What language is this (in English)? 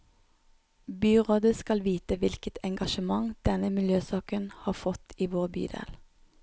Norwegian